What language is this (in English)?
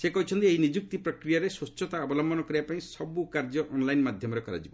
Odia